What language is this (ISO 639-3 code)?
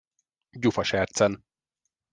hun